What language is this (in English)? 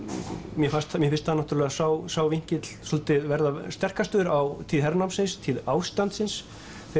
Icelandic